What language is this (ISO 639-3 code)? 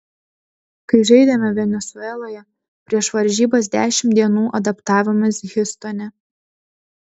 lit